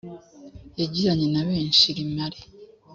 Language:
Kinyarwanda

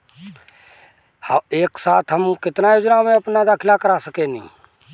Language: Bhojpuri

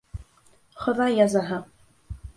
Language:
Bashkir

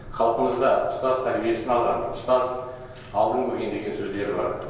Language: Kazakh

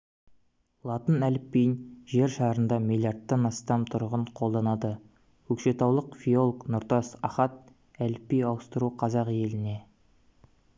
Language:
Kazakh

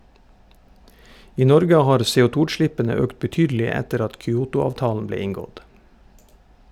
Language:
Norwegian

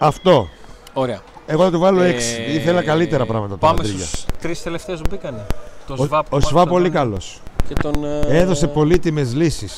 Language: Greek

